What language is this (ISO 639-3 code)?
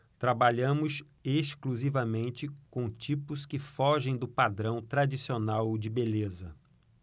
por